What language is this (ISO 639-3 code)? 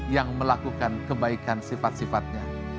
ind